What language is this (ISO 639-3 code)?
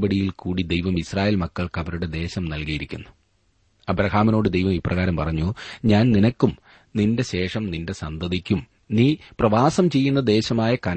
mal